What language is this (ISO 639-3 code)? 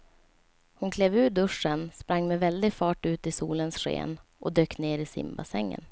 swe